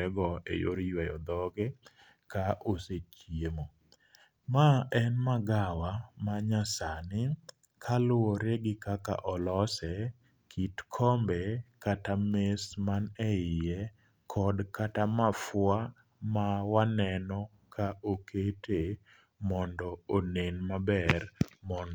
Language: Luo (Kenya and Tanzania)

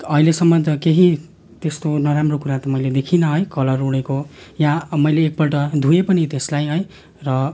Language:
Nepali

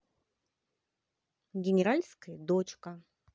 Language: Russian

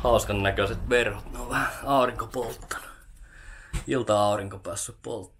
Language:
Finnish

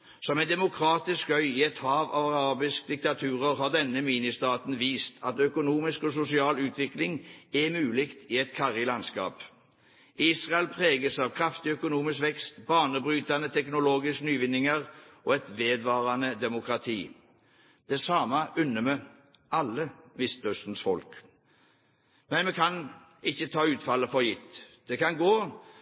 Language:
Norwegian Bokmål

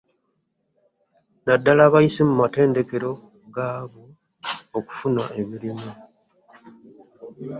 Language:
Ganda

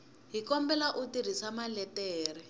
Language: Tsonga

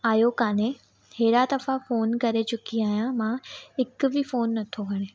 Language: Sindhi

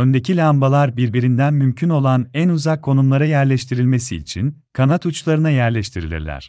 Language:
Turkish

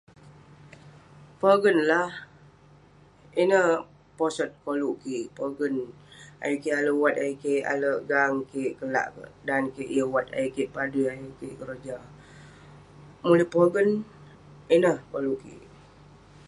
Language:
Western Penan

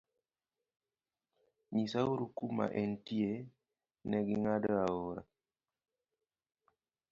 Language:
Luo (Kenya and Tanzania)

